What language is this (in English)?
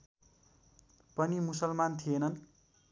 Nepali